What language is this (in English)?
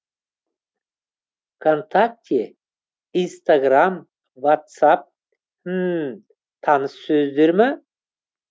Kazakh